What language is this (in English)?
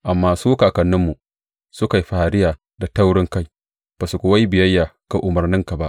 Hausa